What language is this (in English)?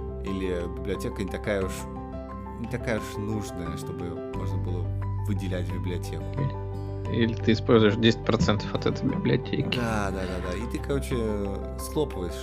Russian